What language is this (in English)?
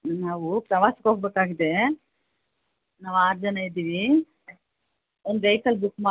Kannada